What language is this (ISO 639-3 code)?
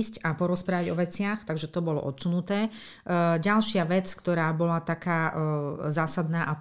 slk